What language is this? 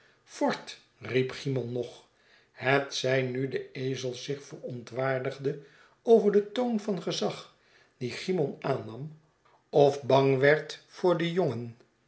Dutch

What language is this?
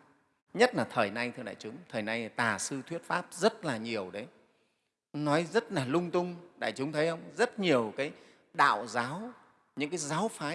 Vietnamese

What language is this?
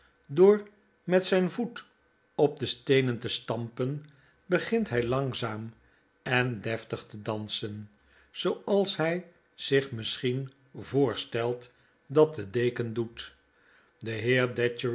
Dutch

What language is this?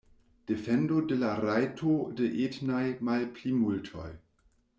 Esperanto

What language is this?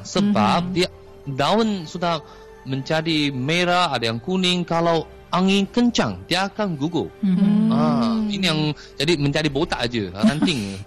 Malay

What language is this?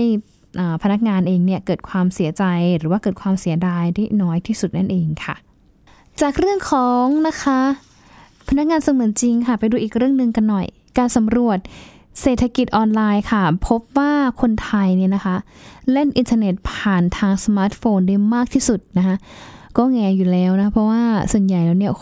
Thai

